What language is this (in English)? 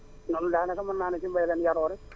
Wolof